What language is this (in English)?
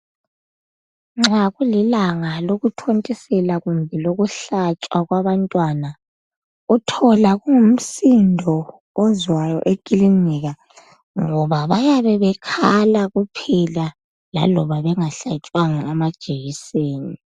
North Ndebele